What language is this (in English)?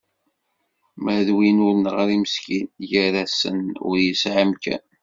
Kabyle